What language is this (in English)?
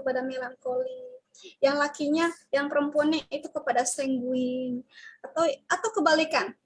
Indonesian